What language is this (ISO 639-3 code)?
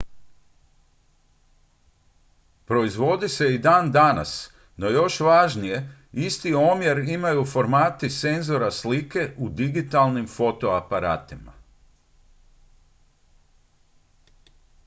hrv